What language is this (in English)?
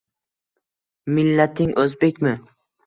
Uzbek